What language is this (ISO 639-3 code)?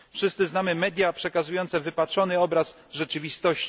pol